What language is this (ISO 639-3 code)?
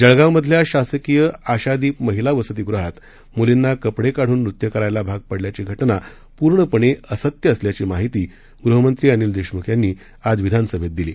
mar